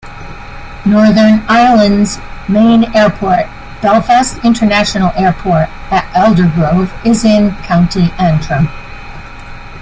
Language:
English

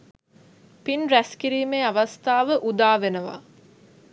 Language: Sinhala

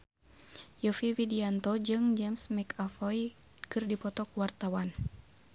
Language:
Sundanese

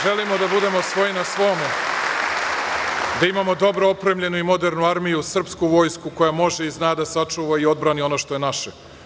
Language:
Serbian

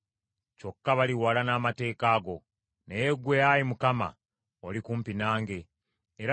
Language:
Ganda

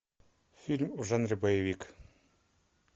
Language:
Russian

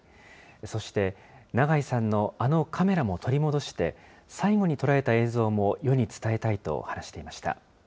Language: Japanese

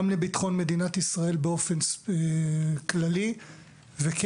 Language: Hebrew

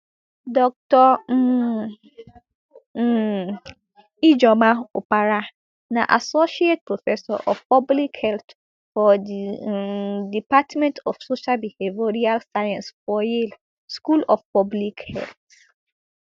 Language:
Nigerian Pidgin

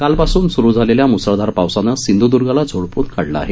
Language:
Marathi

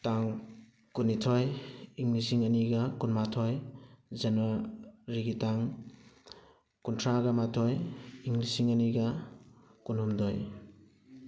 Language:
Manipuri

